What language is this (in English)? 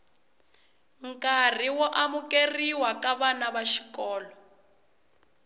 Tsonga